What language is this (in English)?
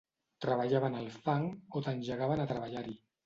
Catalan